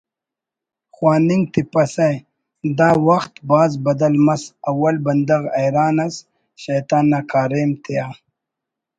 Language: Brahui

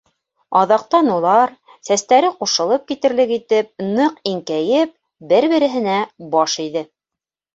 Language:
Bashkir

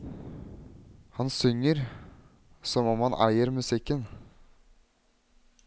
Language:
Norwegian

